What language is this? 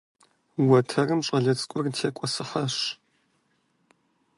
Kabardian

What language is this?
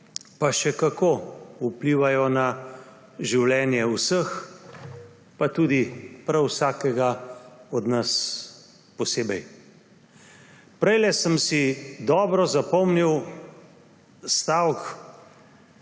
Slovenian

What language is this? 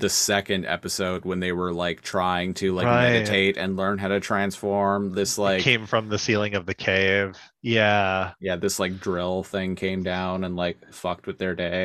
English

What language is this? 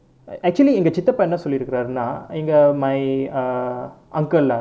English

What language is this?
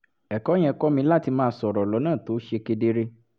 Yoruba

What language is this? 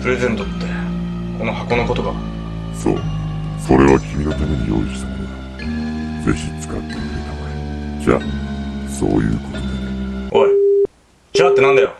Japanese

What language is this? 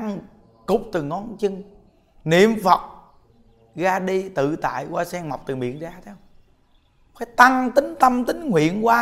Vietnamese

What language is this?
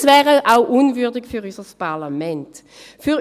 Swiss German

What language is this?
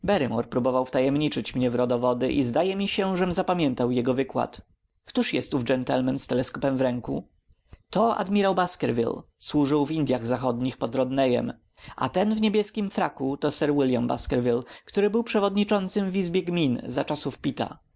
Polish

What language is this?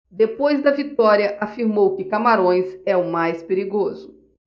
Portuguese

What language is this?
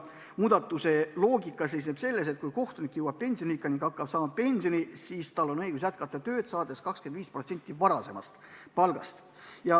Estonian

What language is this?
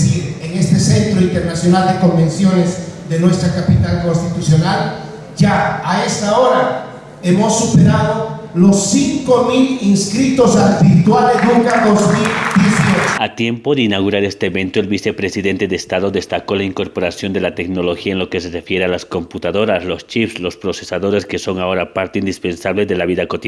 Spanish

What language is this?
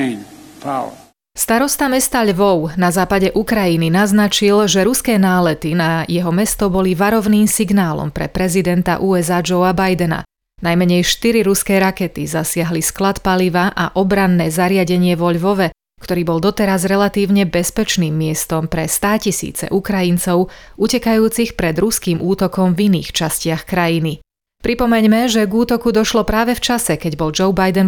Slovak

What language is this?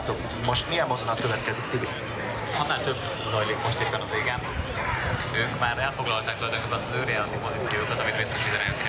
Hungarian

